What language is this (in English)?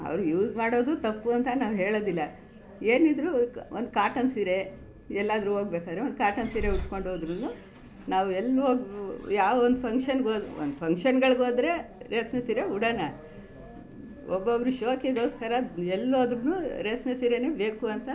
Kannada